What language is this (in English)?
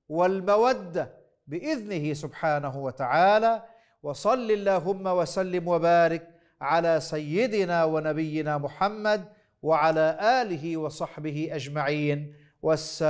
Arabic